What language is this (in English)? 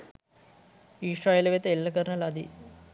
Sinhala